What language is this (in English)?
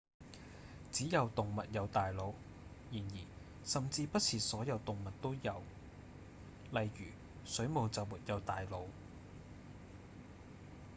Cantonese